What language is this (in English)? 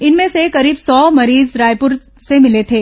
Hindi